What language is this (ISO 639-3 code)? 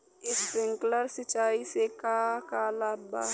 bho